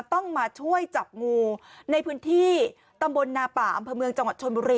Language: Thai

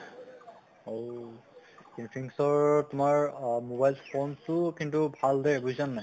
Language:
Assamese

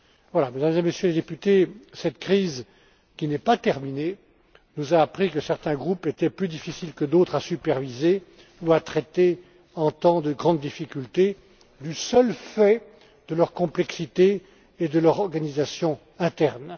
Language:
French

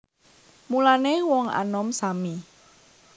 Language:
Javanese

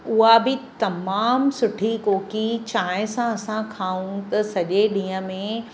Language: Sindhi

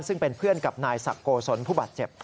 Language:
Thai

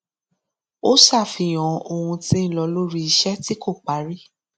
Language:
Yoruba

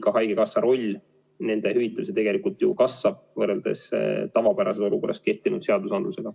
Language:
Estonian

